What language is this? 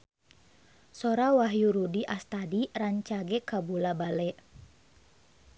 Sundanese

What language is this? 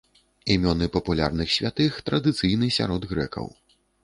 Belarusian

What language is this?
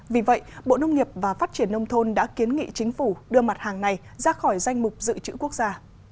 Vietnamese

